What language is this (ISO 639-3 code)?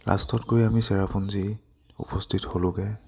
asm